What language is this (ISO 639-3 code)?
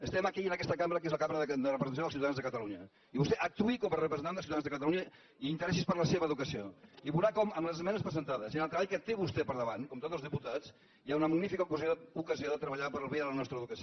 cat